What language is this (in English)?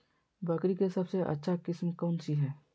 Magahi